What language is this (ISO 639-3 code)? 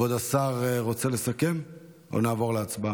heb